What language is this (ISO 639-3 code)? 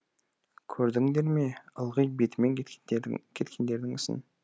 kaz